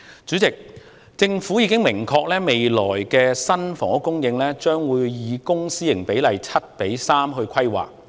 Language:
Cantonese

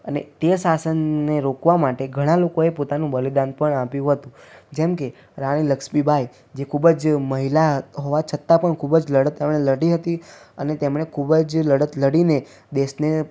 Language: Gujarati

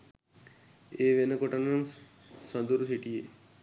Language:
Sinhala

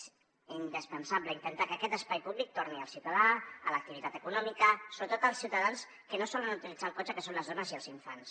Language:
Catalan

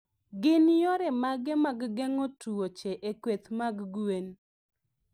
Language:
Luo (Kenya and Tanzania)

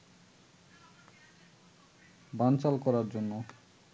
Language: Bangla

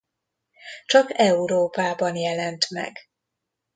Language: Hungarian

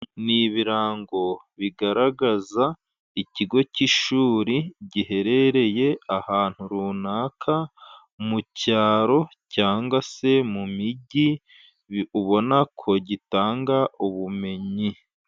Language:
Kinyarwanda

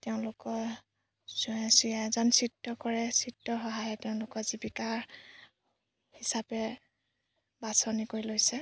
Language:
Assamese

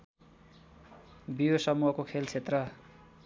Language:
Nepali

